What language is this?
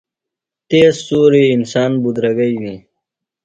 Phalura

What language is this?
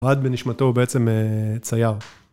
Hebrew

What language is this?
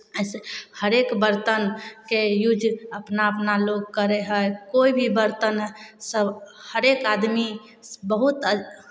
Maithili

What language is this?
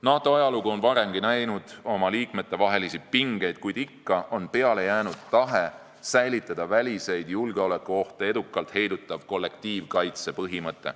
Estonian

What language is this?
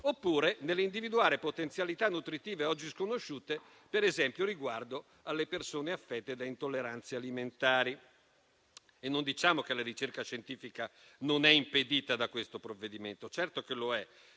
Italian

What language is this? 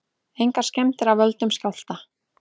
Icelandic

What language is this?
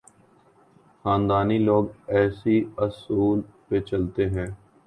Urdu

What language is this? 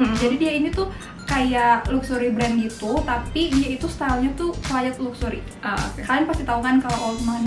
Indonesian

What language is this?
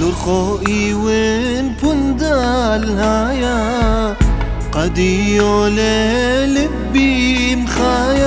Arabic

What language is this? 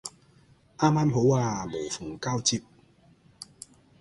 Cantonese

